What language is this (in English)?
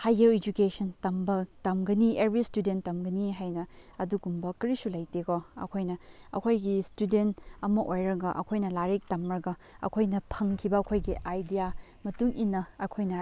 Manipuri